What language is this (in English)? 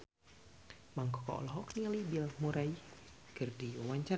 Sundanese